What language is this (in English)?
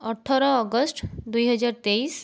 Odia